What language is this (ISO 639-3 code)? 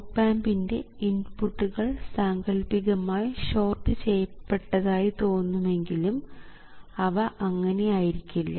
mal